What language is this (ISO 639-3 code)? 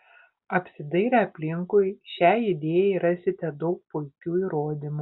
lit